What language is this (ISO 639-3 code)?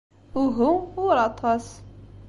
kab